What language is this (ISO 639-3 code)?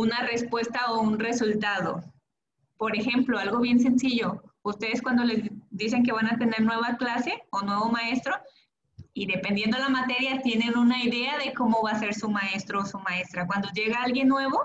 spa